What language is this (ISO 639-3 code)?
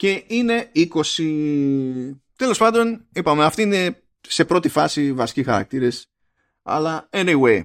ell